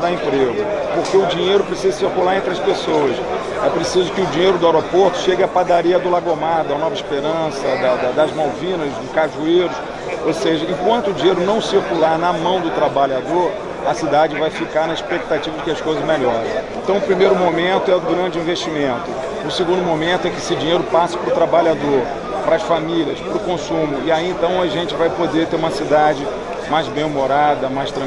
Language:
Portuguese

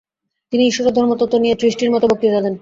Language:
Bangla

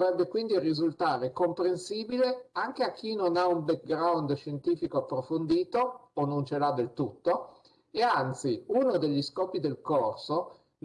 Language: Italian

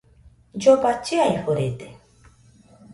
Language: Nüpode Huitoto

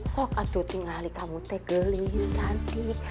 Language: Indonesian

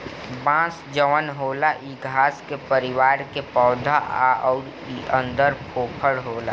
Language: Bhojpuri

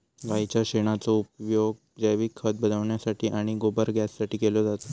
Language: Marathi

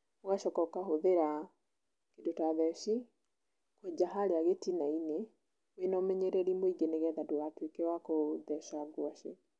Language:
Kikuyu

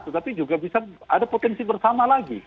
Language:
Indonesian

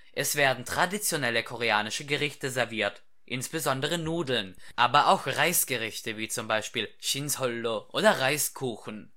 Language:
German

